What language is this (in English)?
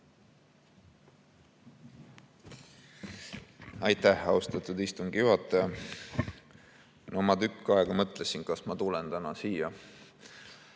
Estonian